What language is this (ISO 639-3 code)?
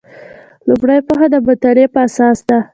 pus